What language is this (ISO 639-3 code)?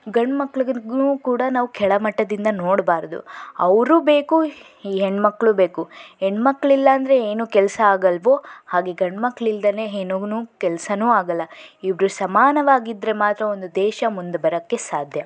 kan